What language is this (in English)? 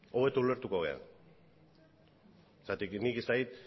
Basque